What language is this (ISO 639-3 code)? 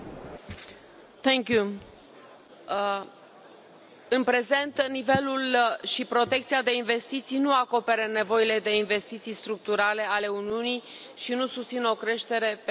ron